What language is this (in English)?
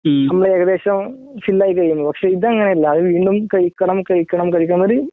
Malayalam